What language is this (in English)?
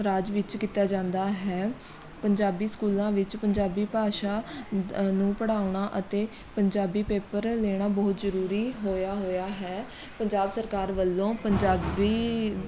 Punjabi